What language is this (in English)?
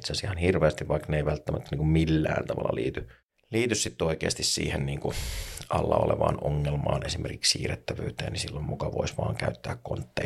Finnish